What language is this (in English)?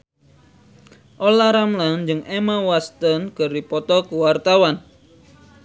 Sundanese